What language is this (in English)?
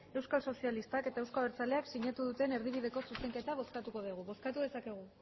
Basque